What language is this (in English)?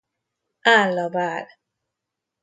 Hungarian